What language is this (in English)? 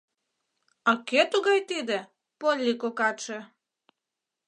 Mari